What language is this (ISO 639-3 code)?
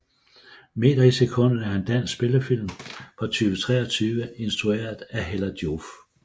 dan